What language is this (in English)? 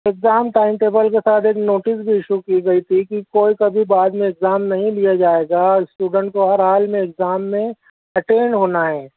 Urdu